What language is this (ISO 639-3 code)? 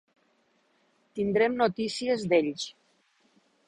cat